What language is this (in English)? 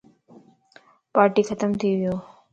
Lasi